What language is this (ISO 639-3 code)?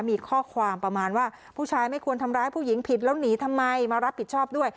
tha